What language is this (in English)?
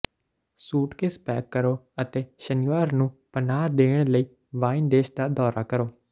Punjabi